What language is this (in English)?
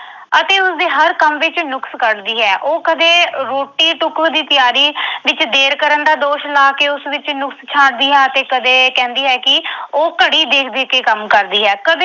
Punjabi